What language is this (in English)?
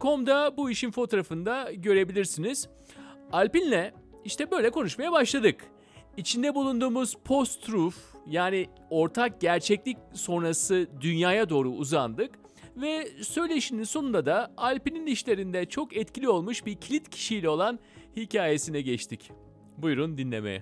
Turkish